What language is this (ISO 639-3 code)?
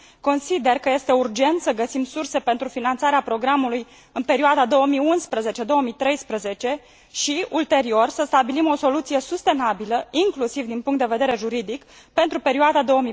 ron